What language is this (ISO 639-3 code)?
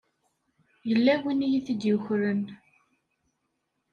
kab